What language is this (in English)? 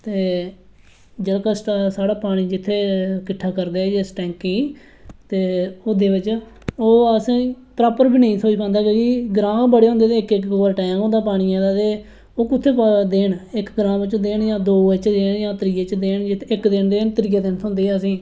Dogri